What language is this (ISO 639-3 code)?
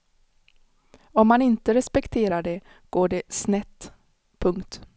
swe